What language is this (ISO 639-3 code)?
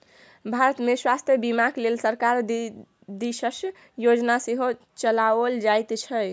mai